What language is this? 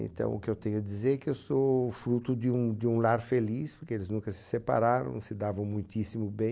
Portuguese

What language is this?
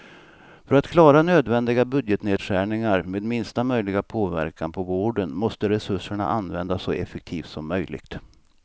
Swedish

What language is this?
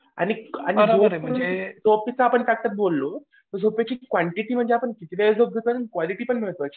Marathi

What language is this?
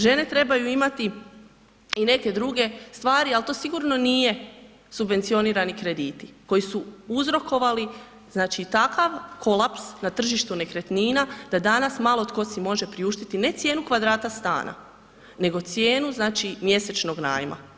Croatian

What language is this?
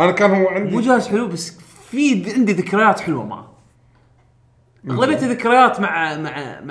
Arabic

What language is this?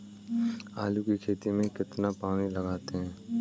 Hindi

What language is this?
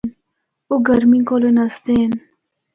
Northern Hindko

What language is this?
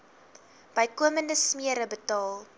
Afrikaans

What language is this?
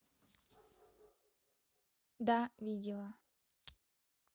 Russian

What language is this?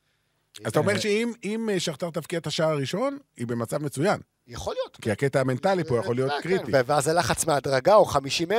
Hebrew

